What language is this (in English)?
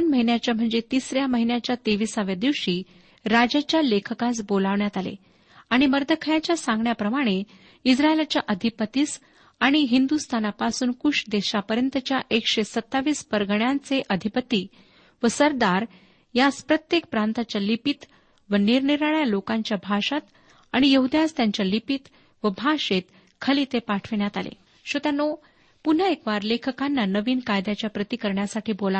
Marathi